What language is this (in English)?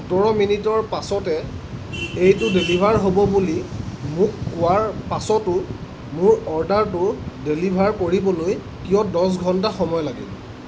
Assamese